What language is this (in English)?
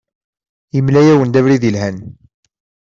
Kabyle